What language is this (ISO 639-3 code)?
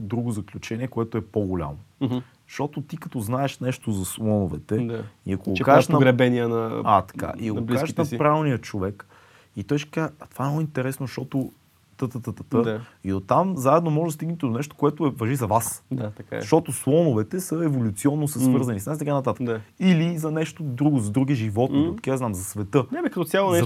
bul